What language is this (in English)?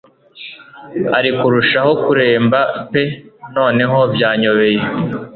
Kinyarwanda